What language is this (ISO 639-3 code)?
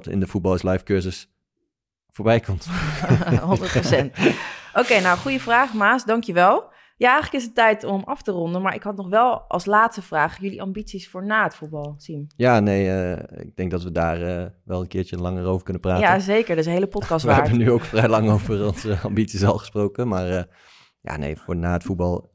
nld